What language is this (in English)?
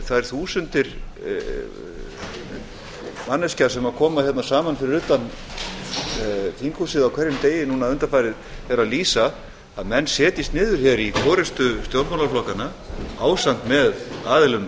Icelandic